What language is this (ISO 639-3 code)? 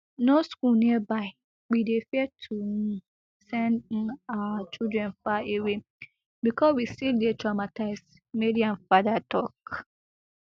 pcm